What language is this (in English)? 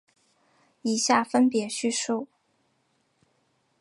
Chinese